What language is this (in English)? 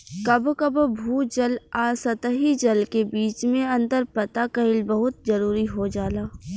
Bhojpuri